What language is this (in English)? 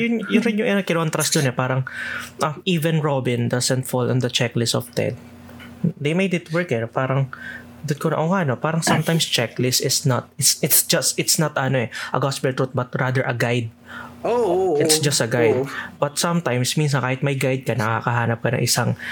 Filipino